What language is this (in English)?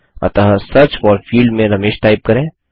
Hindi